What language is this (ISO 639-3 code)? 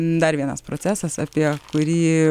lit